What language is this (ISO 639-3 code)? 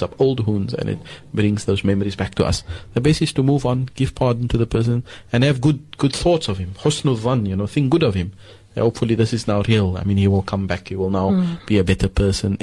eng